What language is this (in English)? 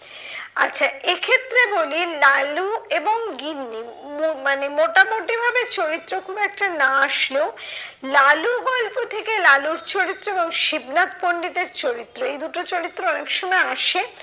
Bangla